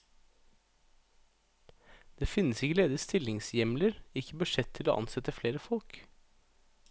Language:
Norwegian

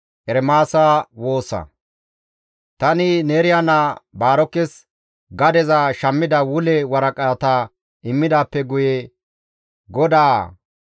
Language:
Gamo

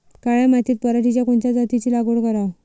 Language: Marathi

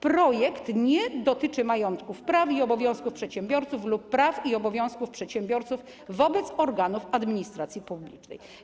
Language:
Polish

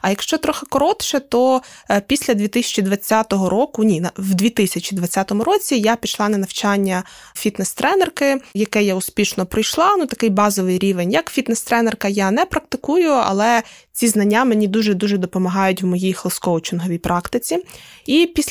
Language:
Ukrainian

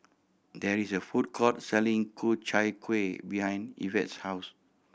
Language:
English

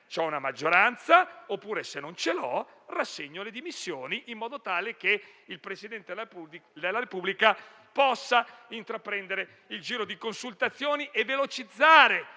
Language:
Italian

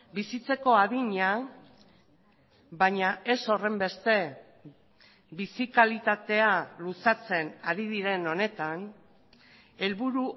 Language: Basque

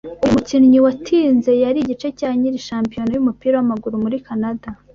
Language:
Kinyarwanda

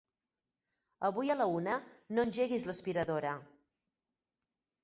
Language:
Catalan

